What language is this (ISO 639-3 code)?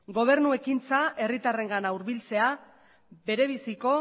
eus